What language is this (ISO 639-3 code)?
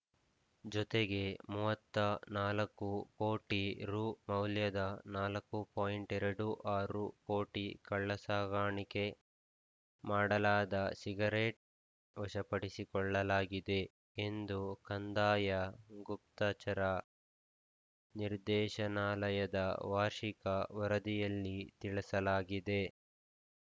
kan